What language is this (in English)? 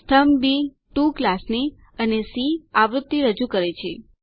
Gujarati